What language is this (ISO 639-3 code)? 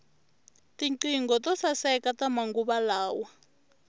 tso